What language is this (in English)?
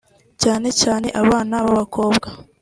Kinyarwanda